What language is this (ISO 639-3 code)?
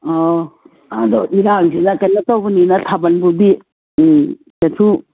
mni